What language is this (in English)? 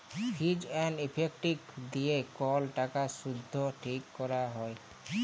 Bangla